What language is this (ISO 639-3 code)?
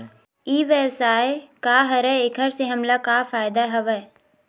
hne